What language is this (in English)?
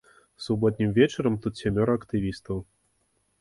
Belarusian